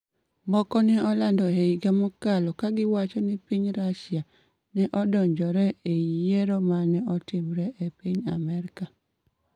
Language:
Luo (Kenya and Tanzania)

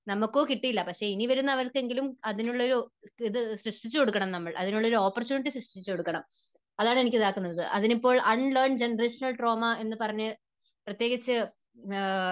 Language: Malayalam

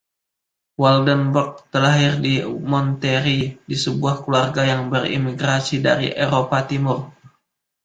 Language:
Indonesian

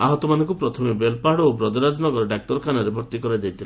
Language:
Odia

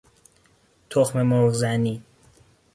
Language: Persian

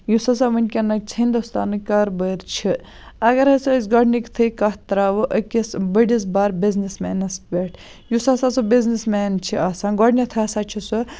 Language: Kashmiri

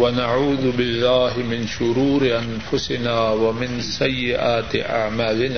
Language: Urdu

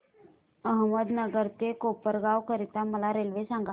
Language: Marathi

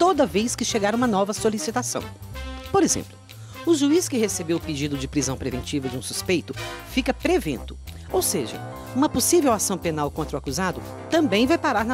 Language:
Portuguese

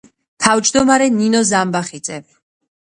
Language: Georgian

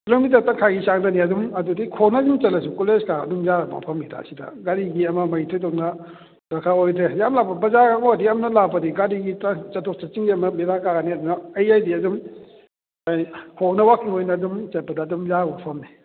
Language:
Manipuri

